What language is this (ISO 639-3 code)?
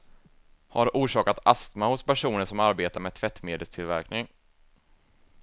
swe